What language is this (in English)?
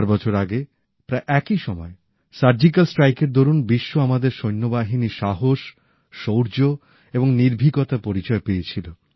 Bangla